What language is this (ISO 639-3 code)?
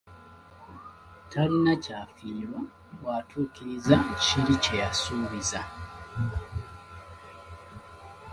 lug